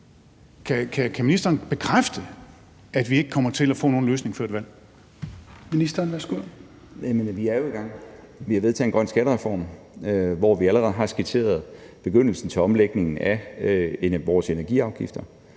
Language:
Danish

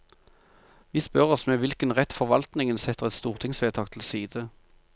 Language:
Norwegian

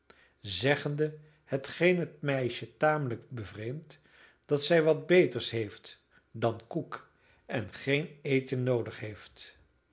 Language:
Dutch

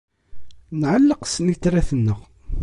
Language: Kabyle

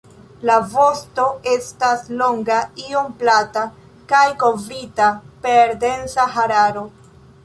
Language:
Esperanto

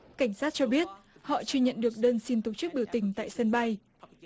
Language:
Vietnamese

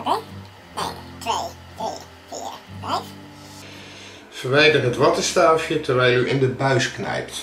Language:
Dutch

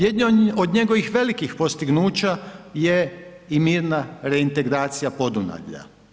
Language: Croatian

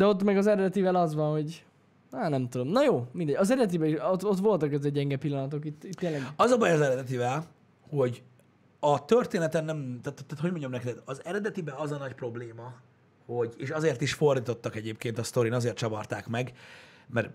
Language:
Hungarian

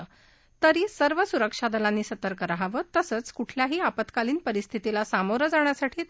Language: Marathi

